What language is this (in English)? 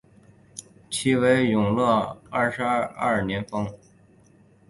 Chinese